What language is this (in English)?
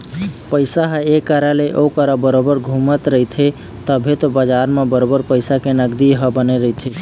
Chhattisgarhi